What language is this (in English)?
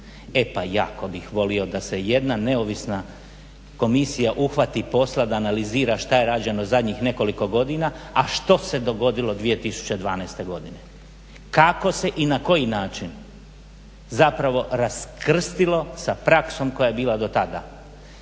Croatian